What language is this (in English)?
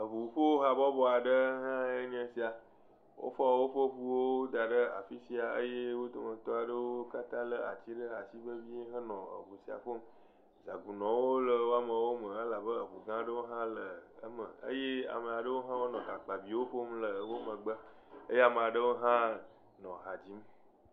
Ewe